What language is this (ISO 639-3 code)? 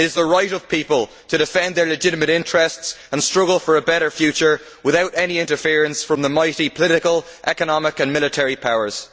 eng